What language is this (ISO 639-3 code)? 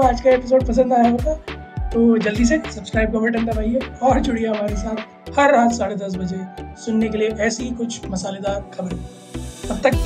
hin